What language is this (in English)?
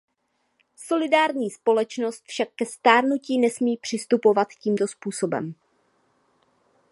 Czech